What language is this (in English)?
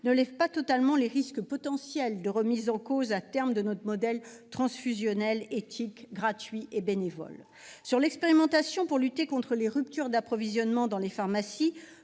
French